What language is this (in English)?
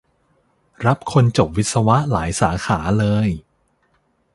Thai